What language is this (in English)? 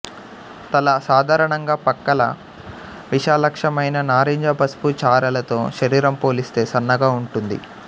Telugu